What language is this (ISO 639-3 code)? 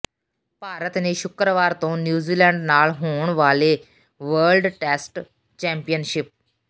pan